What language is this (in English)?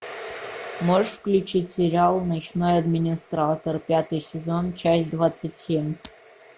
Russian